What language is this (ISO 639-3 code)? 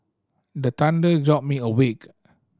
eng